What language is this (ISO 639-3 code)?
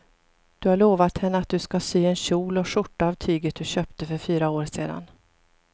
swe